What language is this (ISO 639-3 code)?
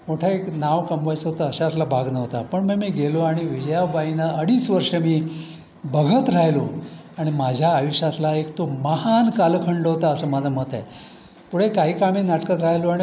mar